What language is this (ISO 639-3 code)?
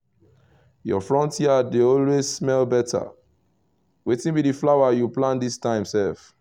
pcm